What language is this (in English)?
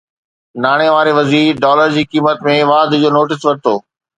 Sindhi